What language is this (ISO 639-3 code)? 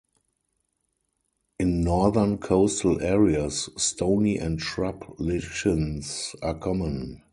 eng